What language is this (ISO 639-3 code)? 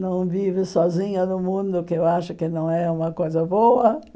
por